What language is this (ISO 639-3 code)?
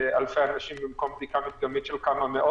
heb